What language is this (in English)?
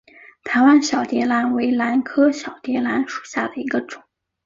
Chinese